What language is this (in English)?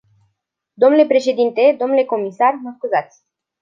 Romanian